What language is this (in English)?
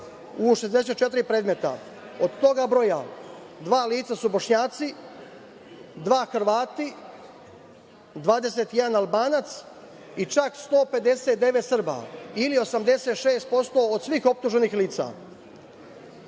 Serbian